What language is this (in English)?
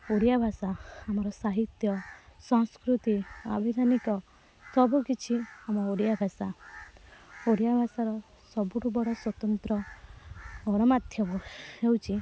Odia